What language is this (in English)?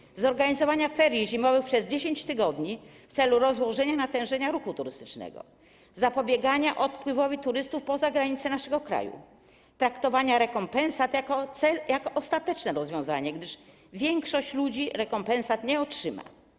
Polish